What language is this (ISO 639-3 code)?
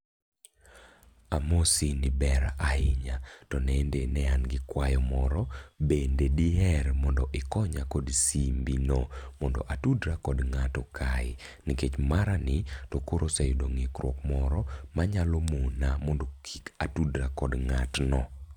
luo